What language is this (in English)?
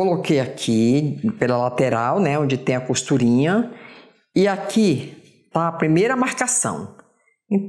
Portuguese